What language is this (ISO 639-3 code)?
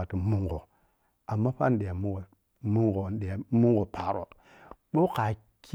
piy